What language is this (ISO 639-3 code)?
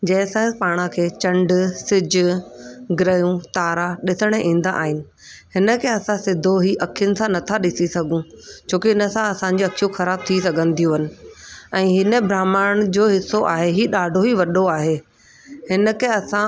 snd